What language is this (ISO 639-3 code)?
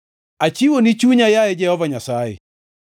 luo